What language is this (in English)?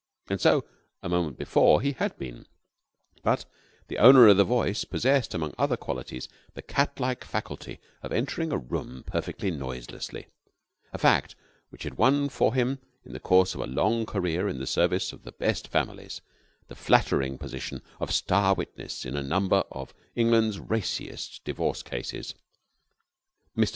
English